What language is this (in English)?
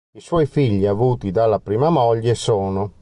Italian